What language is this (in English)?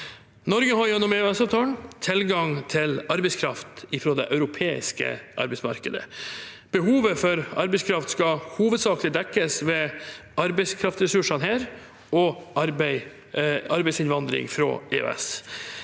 Norwegian